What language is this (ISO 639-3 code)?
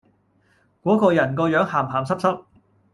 yue